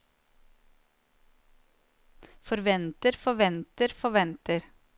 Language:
Norwegian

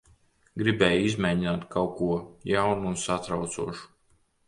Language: Latvian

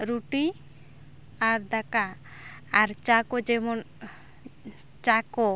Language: Santali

